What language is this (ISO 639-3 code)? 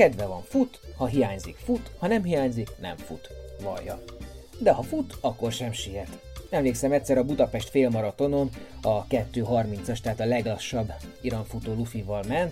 hun